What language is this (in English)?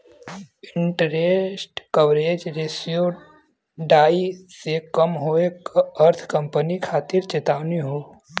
Bhojpuri